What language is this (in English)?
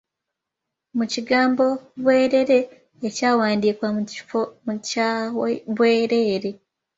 Ganda